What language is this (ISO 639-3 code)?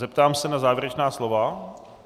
ces